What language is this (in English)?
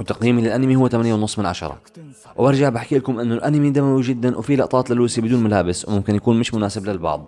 Arabic